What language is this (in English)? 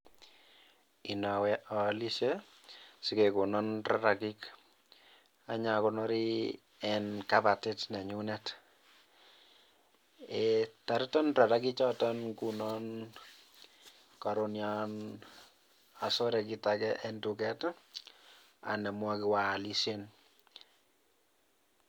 Kalenjin